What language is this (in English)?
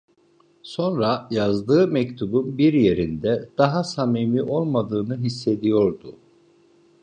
Turkish